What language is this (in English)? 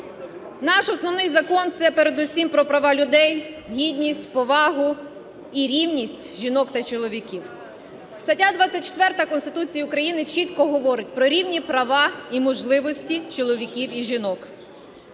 Ukrainian